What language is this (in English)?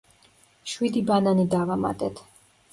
Georgian